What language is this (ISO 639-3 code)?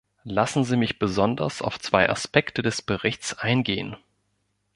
deu